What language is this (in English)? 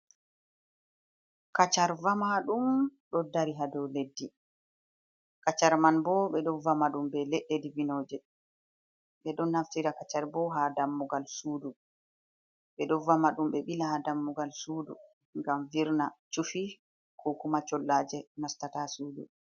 Fula